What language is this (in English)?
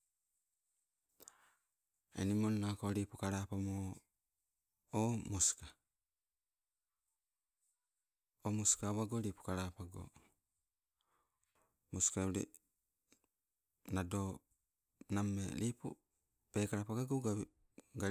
Sibe